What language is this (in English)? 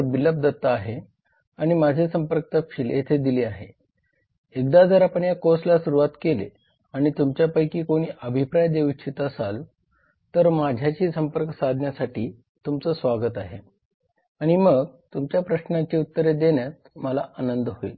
Marathi